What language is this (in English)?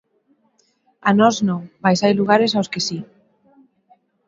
Galician